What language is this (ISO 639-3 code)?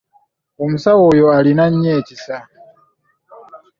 lug